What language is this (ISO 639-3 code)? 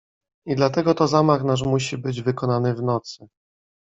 pol